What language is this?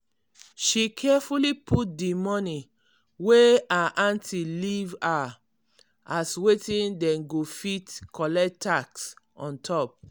Nigerian Pidgin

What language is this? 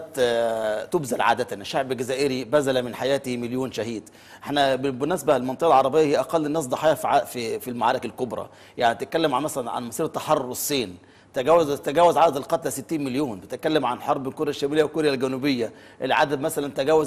Arabic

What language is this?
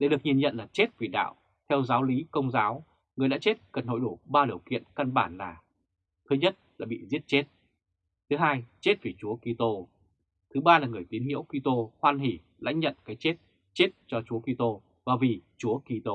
Vietnamese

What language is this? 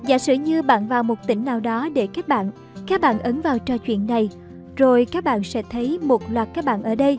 Vietnamese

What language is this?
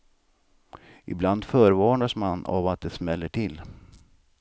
Swedish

